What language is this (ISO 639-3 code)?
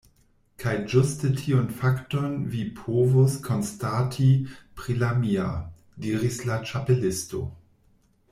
epo